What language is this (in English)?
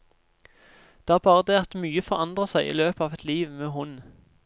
Norwegian